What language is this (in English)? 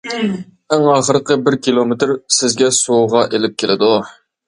Uyghur